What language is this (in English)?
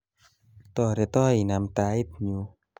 Kalenjin